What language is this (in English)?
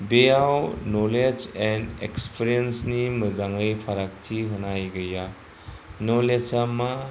Bodo